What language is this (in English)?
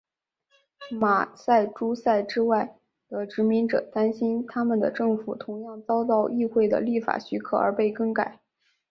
Chinese